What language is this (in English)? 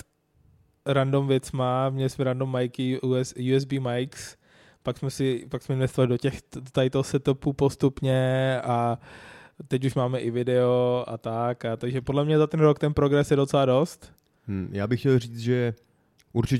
Czech